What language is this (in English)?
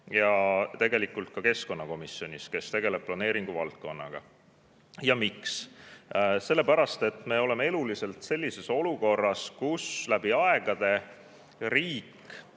Estonian